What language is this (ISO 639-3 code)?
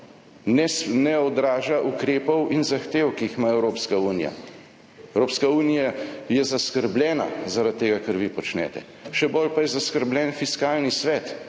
slv